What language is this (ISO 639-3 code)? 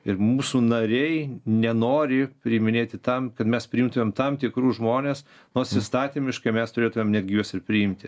lit